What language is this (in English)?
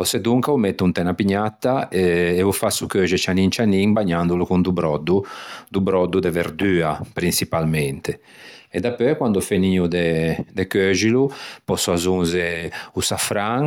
Ligurian